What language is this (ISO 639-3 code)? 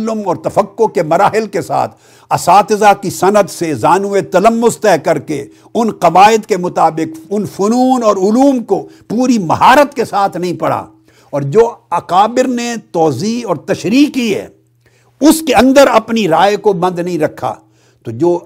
urd